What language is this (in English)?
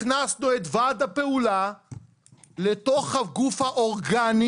Hebrew